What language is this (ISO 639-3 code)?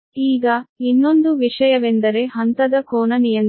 kan